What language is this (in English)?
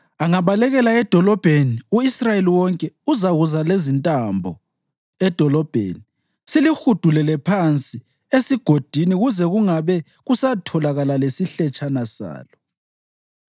North Ndebele